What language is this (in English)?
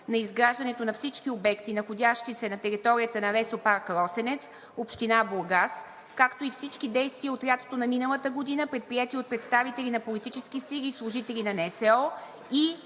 Bulgarian